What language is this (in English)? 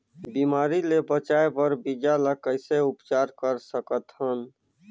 Chhattisgarhi